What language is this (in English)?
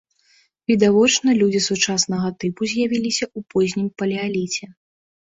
Belarusian